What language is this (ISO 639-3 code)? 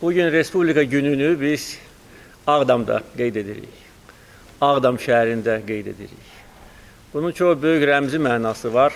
tur